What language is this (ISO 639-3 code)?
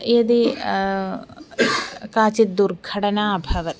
san